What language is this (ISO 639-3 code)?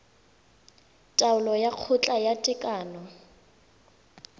tsn